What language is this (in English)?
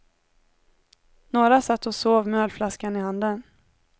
Swedish